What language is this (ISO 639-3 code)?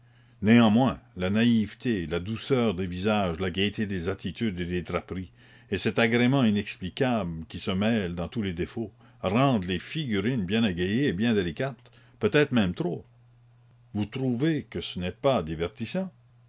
fra